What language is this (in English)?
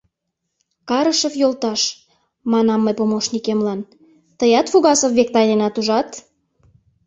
Mari